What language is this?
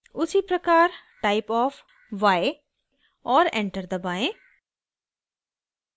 Hindi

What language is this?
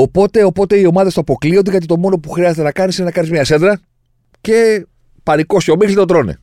Greek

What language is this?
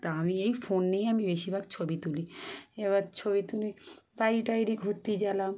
Bangla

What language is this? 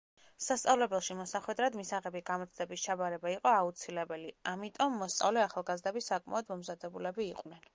Georgian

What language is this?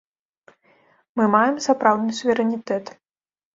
Belarusian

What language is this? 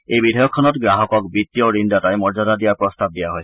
Assamese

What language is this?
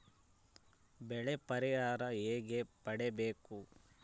Kannada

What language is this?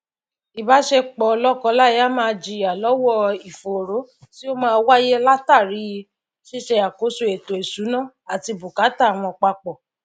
Yoruba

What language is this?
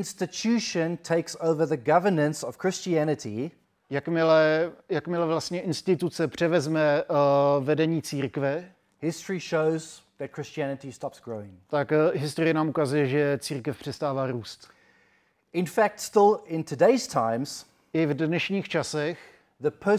Czech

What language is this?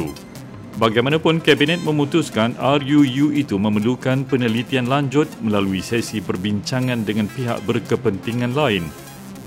Malay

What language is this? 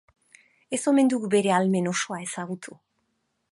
Basque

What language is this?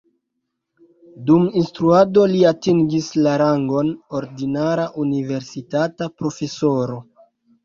Esperanto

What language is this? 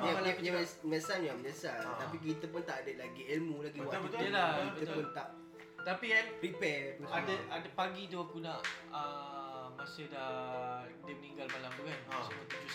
Malay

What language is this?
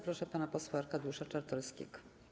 Polish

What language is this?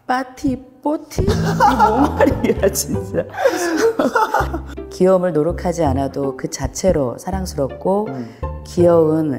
Korean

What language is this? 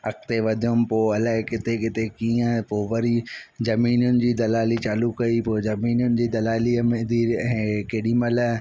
Sindhi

